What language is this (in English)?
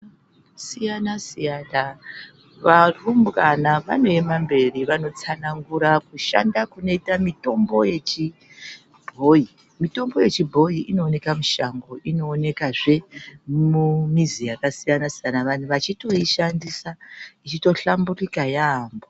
Ndau